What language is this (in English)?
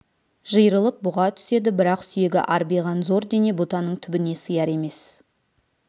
Kazakh